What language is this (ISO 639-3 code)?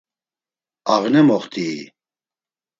lzz